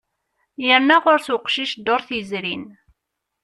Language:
Kabyle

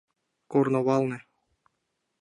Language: Mari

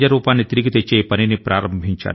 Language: Telugu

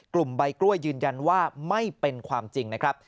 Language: Thai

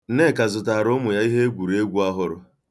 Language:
Igbo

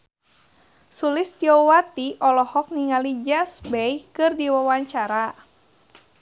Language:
Sundanese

